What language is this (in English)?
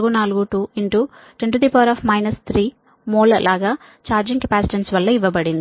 Telugu